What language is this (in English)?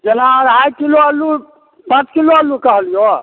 Maithili